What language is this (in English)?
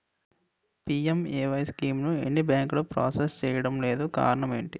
Telugu